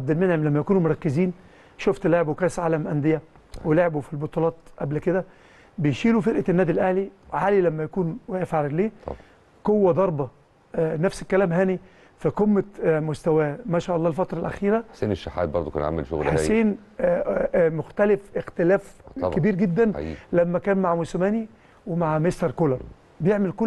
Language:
Arabic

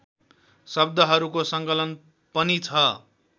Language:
Nepali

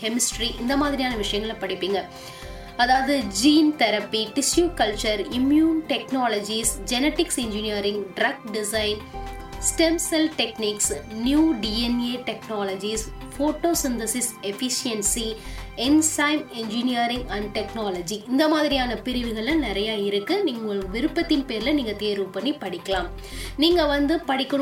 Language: Tamil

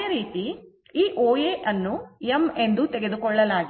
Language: Kannada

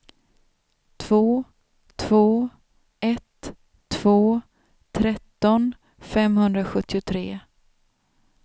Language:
Swedish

